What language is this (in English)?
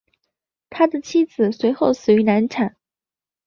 Chinese